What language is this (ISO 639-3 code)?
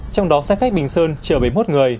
vie